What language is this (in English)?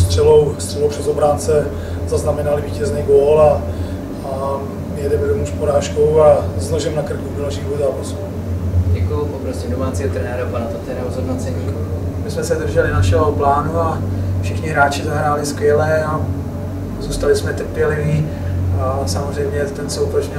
Czech